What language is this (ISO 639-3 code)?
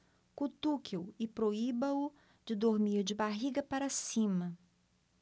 por